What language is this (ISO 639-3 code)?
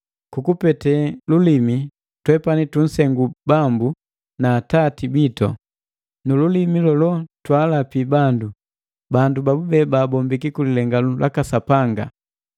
mgv